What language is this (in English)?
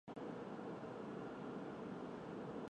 Chinese